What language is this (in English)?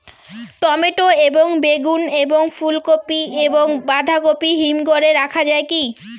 Bangla